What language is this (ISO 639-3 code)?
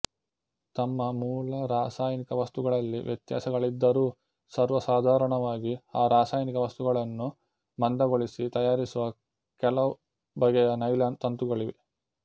kan